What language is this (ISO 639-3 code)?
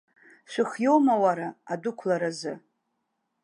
abk